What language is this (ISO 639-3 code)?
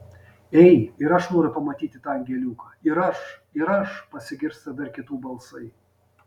lit